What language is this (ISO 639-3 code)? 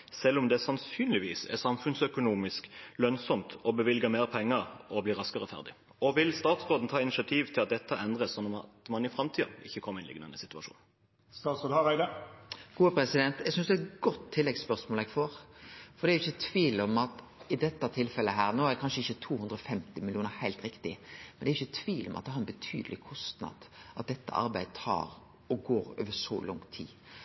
nor